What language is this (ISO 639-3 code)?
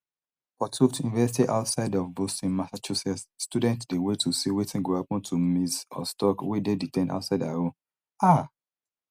pcm